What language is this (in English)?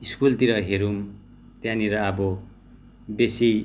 Nepali